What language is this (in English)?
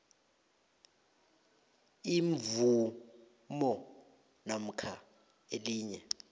South Ndebele